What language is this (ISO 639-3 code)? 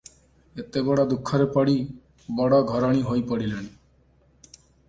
ori